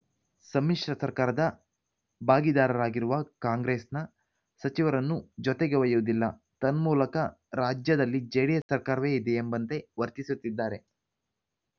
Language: Kannada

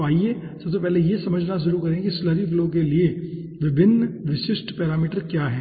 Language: Hindi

